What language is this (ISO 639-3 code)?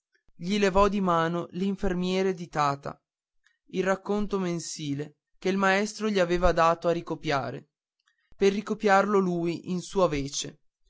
ita